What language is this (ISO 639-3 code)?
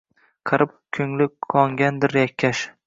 uzb